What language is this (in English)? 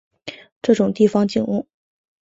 Chinese